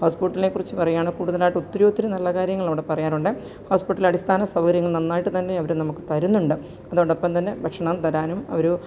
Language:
Malayalam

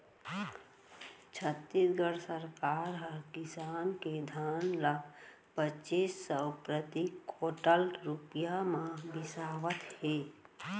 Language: Chhattisgarhi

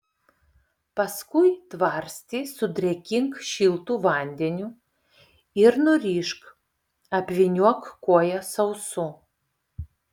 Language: Lithuanian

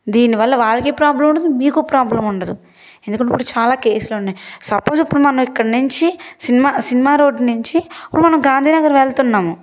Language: Telugu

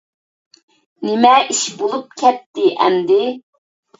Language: Uyghur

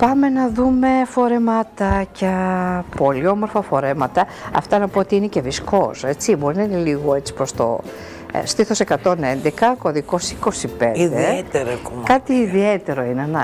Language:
Greek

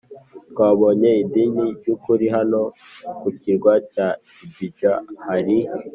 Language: Kinyarwanda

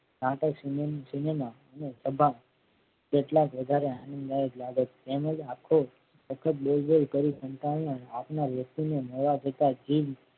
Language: Gujarati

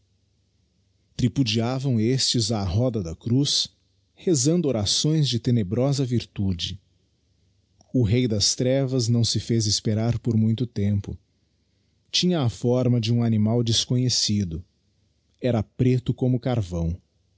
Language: Portuguese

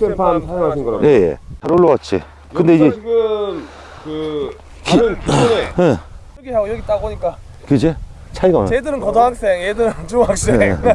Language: Korean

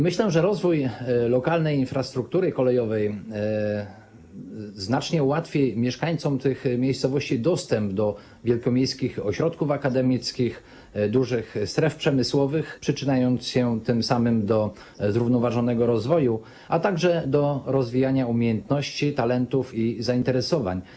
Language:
Polish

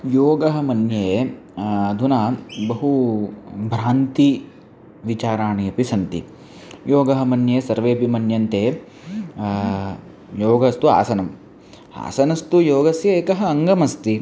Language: Sanskrit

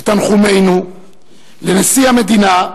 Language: Hebrew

